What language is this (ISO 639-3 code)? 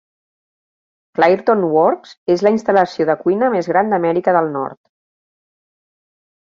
cat